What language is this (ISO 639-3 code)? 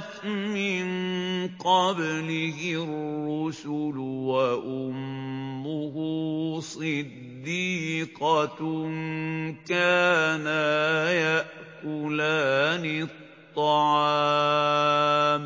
ara